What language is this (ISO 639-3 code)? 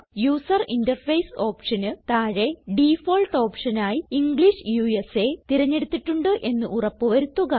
mal